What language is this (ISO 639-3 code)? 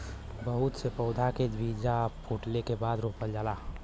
bho